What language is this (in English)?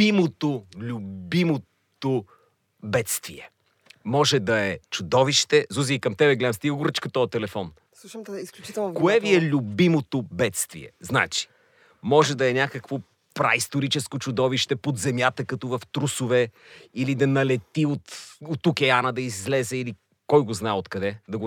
Bulgarian